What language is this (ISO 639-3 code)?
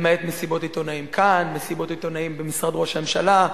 heb